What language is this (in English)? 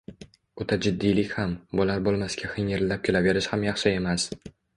Uzbek